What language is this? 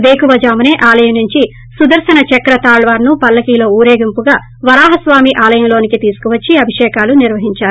Telugu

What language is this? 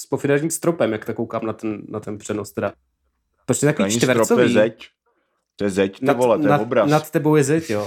Czech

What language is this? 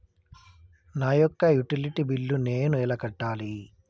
Telugu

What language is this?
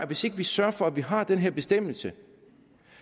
Danish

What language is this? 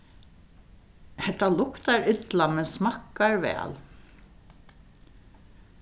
Faroese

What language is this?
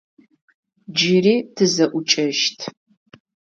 Adyghe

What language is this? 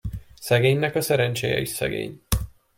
Hungarian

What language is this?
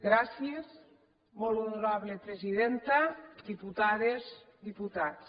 Catalan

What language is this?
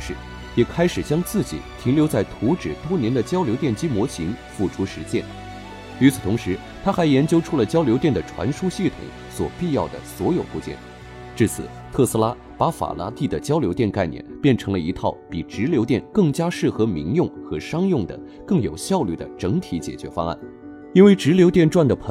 Chinese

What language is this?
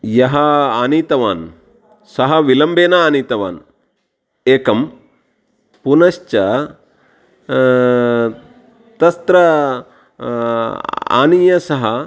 Sanskrit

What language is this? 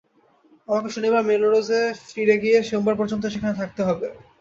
Bangla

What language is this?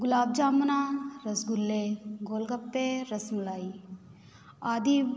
Punjabi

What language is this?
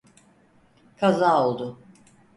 Turkish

